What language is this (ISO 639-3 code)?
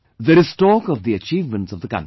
eng